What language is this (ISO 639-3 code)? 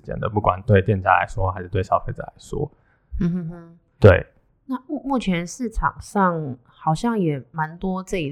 zho